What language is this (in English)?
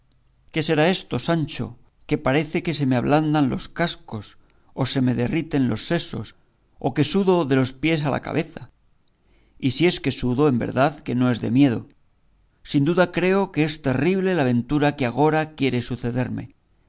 Spanish